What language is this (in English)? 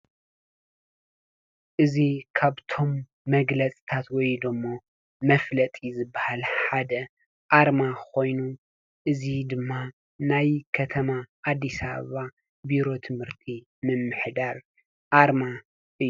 Tigrinya